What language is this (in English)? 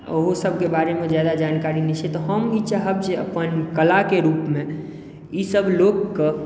Maithili